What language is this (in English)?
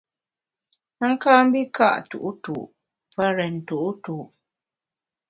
Bamun